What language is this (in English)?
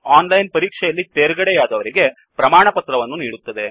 Kannada